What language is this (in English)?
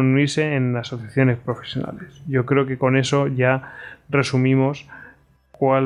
Spanish